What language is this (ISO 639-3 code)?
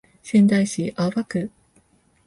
jpn